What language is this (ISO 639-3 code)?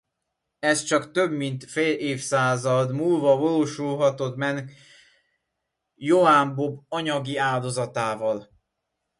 hun